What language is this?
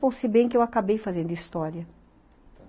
Portuguese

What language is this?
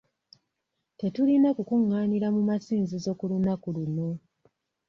Ganda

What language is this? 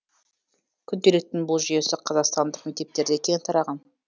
Kazakh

